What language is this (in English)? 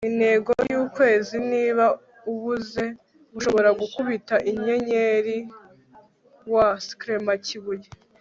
Kinyarwanda